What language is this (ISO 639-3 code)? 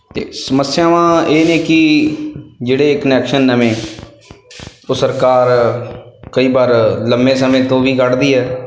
pan